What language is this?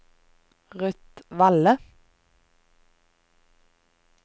Norwegian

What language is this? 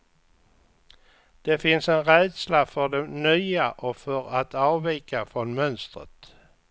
Swedish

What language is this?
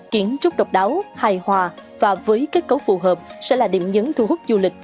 Vietnamese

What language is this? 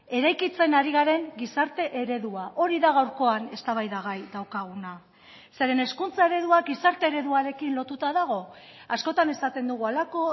Basque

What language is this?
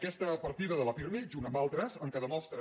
Catalan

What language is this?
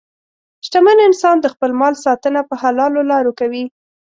Pashto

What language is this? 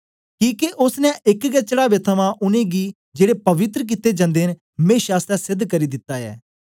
Dogri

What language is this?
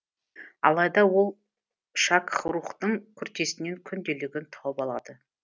Kazakh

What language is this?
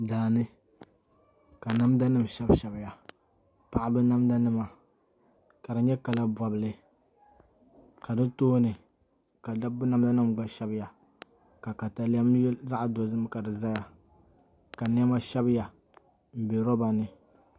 Dagbani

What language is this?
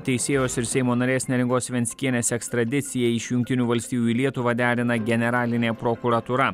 Lithuanian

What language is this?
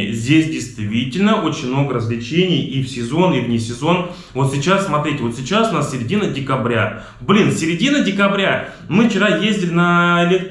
Russian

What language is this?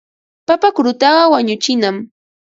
Ambo-Pasco Quechua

